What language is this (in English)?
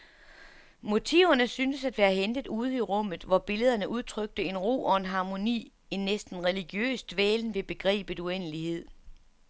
Danish